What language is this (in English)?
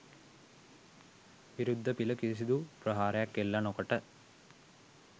Sinhala